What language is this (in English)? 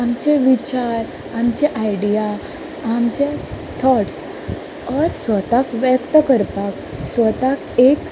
Konkani